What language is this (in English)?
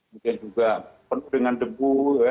Indonesian